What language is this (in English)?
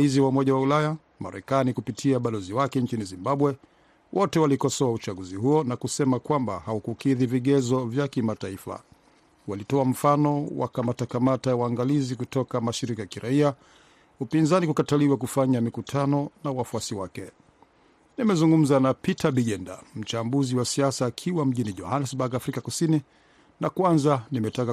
Swahili